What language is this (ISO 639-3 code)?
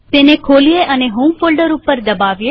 guj